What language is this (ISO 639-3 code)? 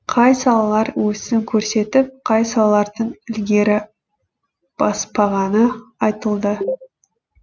kaz